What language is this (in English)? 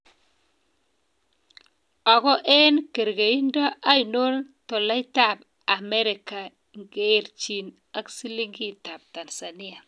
Kalenjin